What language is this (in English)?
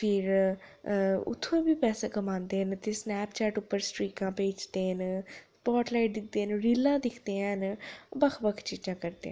Dogri